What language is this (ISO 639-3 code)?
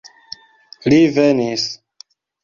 epo